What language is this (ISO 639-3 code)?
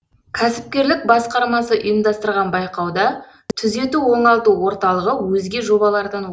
kaz